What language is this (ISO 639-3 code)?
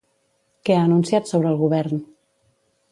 cat